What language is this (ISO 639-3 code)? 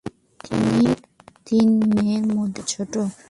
ben